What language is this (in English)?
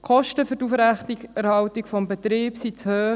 Swiss German